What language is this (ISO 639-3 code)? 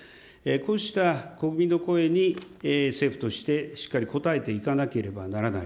jpn